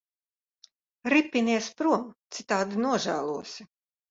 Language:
Latvian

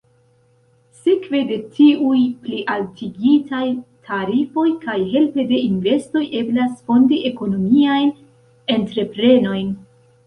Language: Esperanto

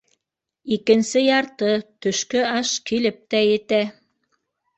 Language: Bashkir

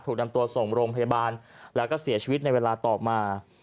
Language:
Thai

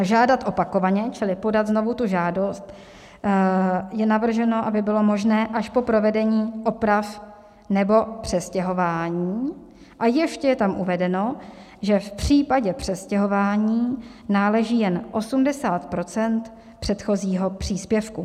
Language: Czech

